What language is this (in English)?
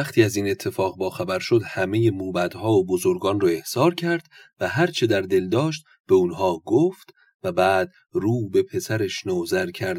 Persian